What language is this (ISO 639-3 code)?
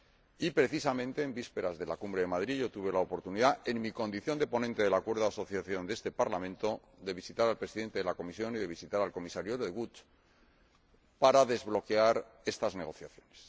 spa